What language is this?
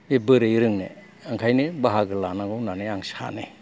Bodo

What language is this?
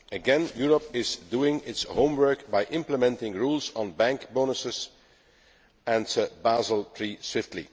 English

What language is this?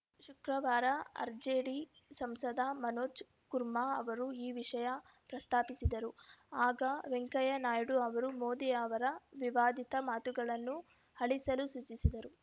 Kannada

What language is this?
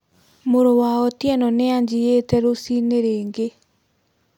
Kikuyu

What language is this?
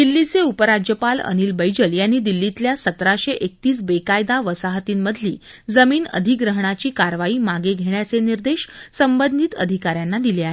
Marathi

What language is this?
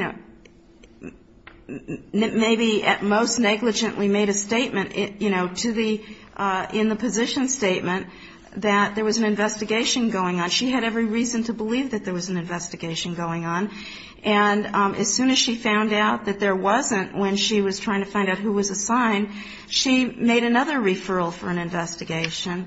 English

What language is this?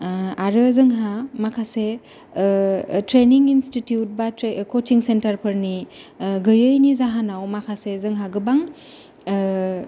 Bodo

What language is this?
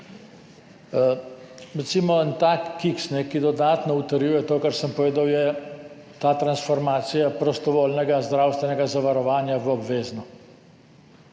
Slovenian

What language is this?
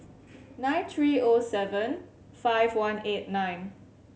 English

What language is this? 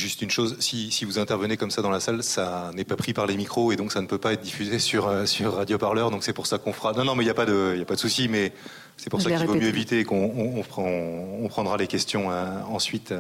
French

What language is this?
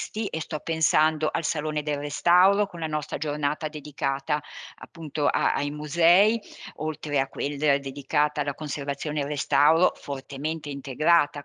Italian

